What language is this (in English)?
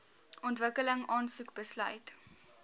Afrikaans